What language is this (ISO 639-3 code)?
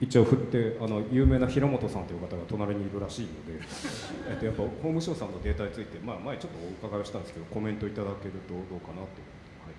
jpn